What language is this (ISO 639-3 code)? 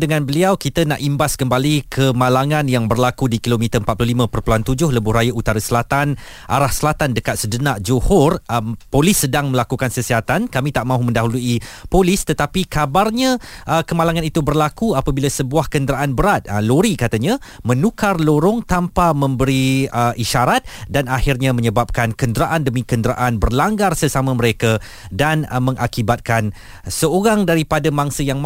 msa